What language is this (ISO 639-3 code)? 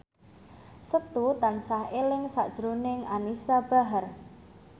jav